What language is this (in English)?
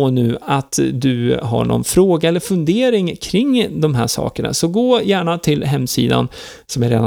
Swedish